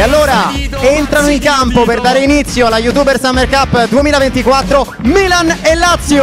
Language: Italian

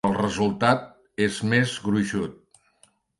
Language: Catalan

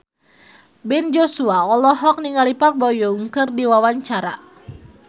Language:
Sundanese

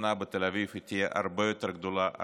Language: Hebrew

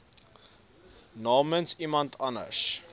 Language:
Afrikaans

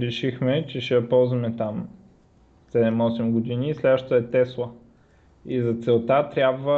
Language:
Bulgarian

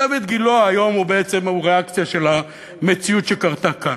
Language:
Hebrew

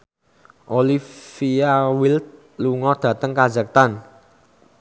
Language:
Javanese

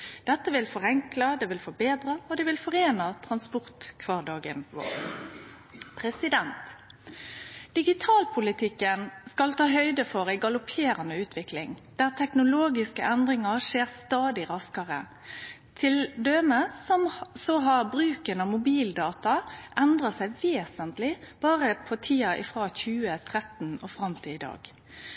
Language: Norwegian Nynorsk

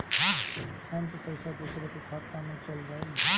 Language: Bhojpuri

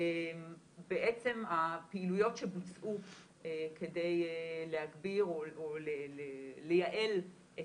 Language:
Hebrew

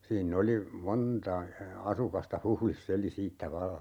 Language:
Finnish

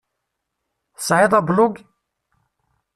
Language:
Kabyle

